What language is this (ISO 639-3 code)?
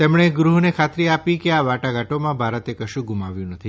guj